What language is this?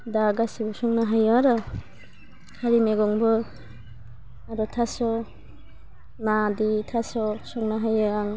Bodo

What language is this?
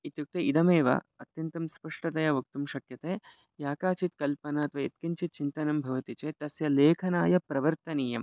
Sanskrit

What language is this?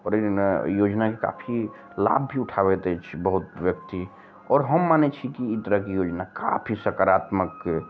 Maithili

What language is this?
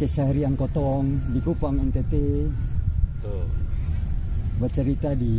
Indonesian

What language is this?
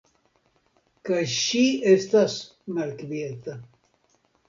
Esperanto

